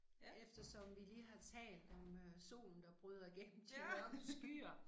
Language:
Danish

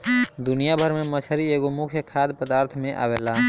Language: Bhojpuri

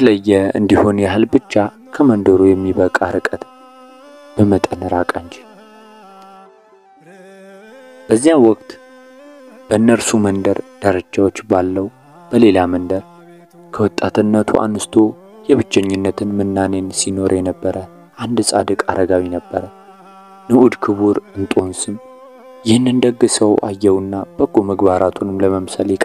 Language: Arabic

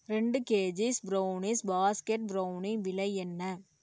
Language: Tamil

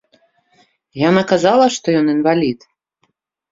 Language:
Belarusian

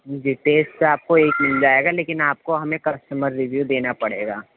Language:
Urdu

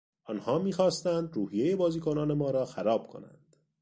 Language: Persian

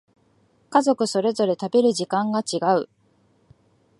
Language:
Japanese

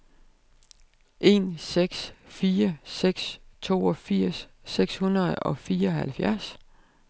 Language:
Danish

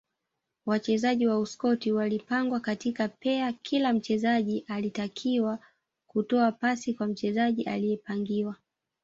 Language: Swahili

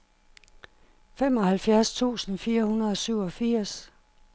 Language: Danish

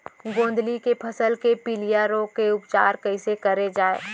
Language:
Chhattisgarhi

